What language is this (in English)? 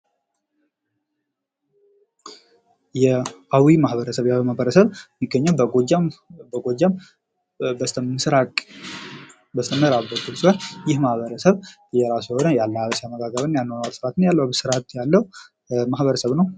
Amharic